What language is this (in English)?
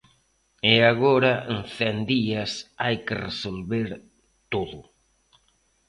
Galician